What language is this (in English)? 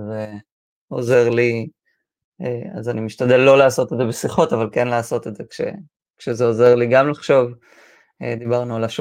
Hebrew